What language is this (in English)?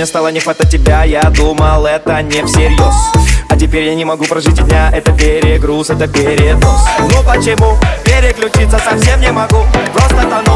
Ukrainian